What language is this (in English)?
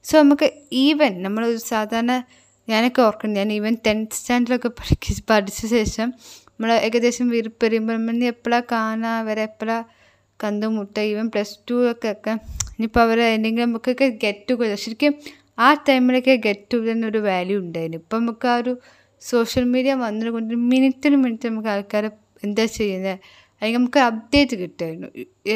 Malayalam